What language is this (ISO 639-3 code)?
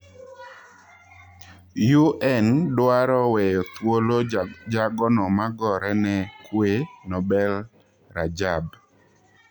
luo